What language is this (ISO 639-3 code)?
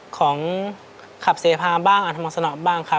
tha